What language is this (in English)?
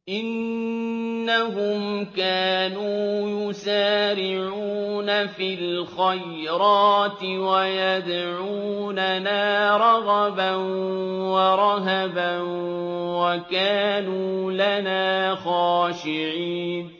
Arabic